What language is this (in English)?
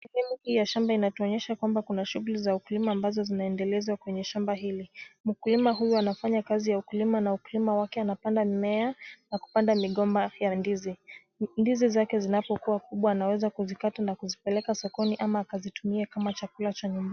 Swahili